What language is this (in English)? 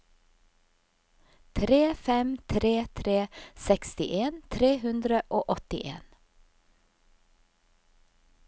Norwegian